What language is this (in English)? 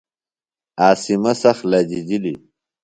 Phalura